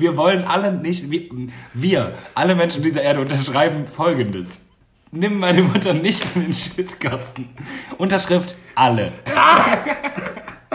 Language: German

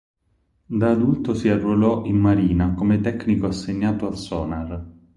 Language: Italian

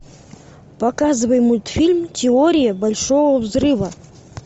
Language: Russian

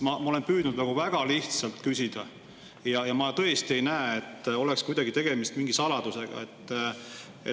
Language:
Estonian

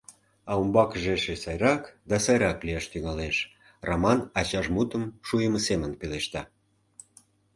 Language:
Mari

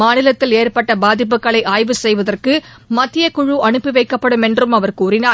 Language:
Tamil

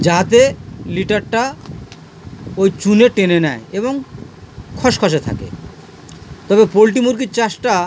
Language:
Bangla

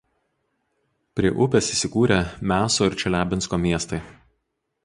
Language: Lithuanian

